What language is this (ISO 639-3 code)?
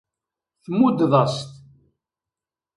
kab